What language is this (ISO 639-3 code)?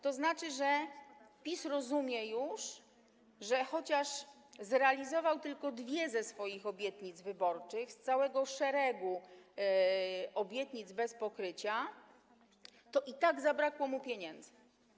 pol